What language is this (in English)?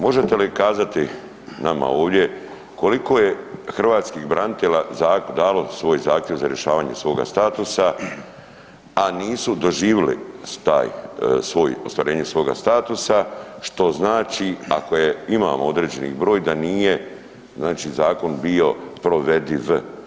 Croatian